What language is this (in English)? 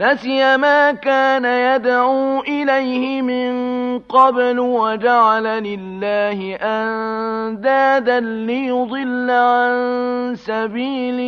Arabic